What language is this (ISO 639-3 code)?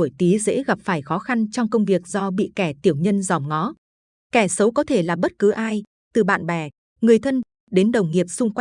vie